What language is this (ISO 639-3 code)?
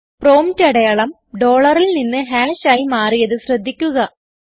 mal